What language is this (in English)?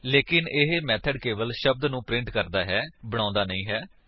Punjabi